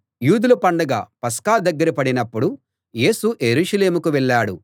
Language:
Telugu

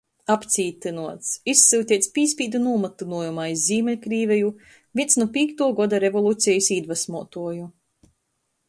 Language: Latgalian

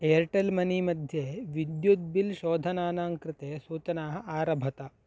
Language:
Sanskrit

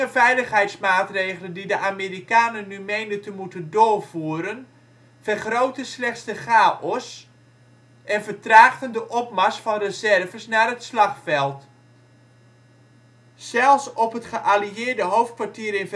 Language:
Dutch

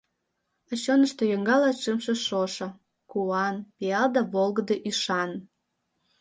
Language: Mari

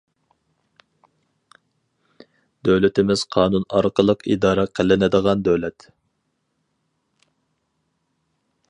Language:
Uyghur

